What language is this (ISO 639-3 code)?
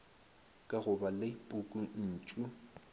nso